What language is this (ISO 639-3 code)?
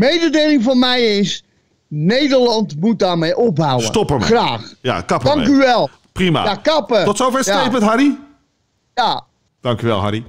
nld